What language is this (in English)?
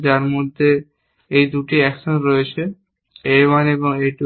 Bangla